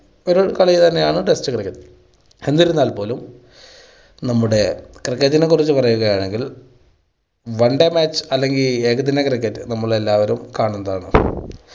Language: Malayalam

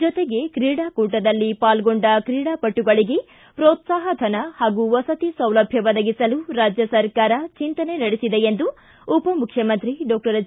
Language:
Kannada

